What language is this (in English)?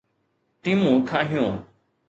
Sindhi